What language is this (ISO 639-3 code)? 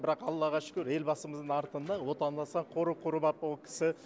kaz